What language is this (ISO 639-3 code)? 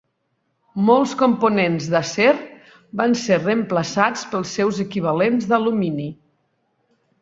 cat